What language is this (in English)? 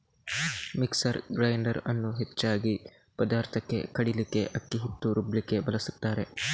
Kannada